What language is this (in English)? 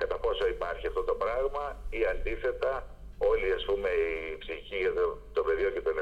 Greek